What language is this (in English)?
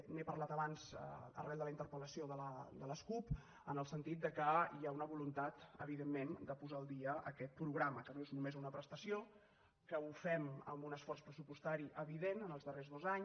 Catalan